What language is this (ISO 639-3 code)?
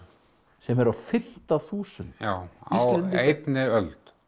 isl